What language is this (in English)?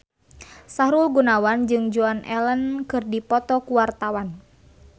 Sundanese